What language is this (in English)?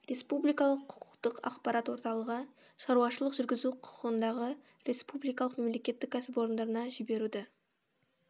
Kazakh